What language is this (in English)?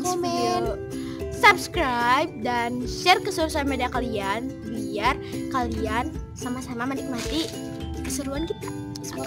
Indonesian